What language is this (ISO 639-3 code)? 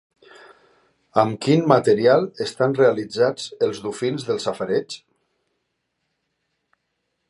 cat